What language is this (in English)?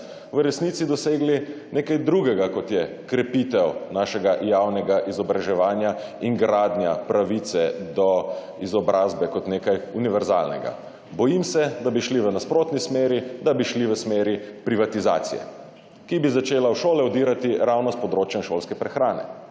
Slovenian